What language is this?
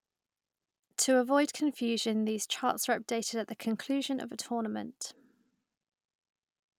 English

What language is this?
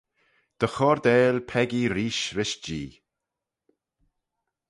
Manx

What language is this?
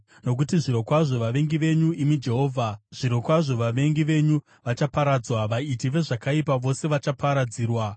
Shona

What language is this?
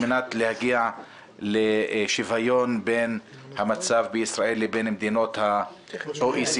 Hebrew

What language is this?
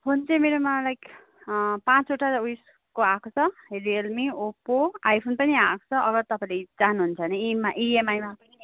Nepali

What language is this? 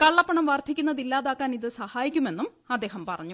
Malayalam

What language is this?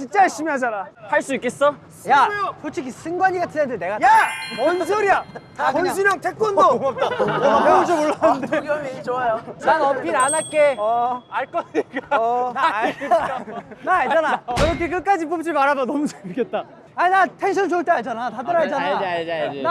Korean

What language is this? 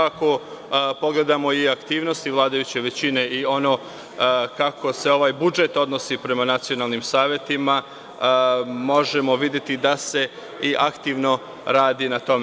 Serbian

